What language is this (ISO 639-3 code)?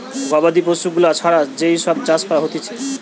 ben